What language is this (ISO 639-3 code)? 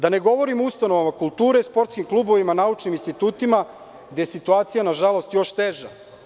srp